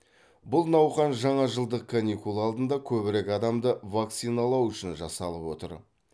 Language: Kazakh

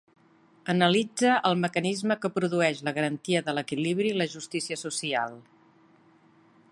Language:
Catalan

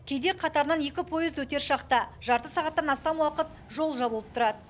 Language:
Kazakh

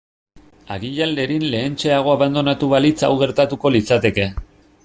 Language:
Basque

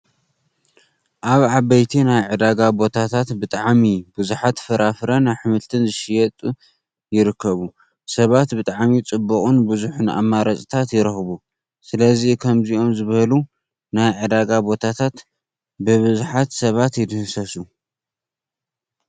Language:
Tigrinya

